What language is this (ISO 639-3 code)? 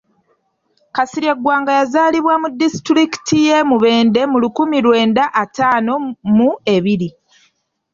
lug